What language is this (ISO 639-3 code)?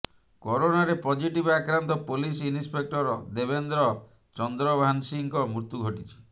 ori